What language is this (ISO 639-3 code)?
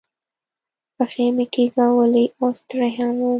pus